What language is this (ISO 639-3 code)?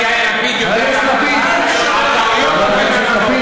heb